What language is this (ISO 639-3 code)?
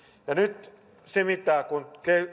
fin